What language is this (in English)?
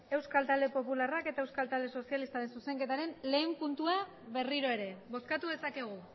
Basque